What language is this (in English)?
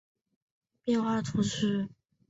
Chinese